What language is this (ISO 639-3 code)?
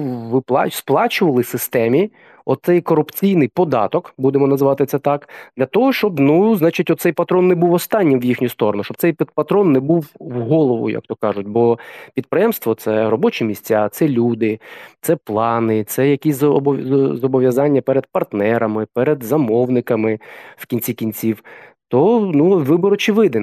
ukr